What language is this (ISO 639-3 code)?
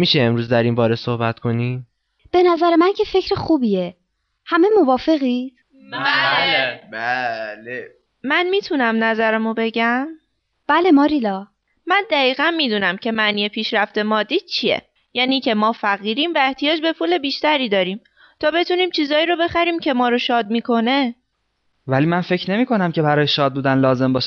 fas